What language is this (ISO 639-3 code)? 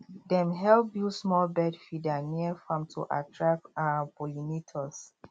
pcm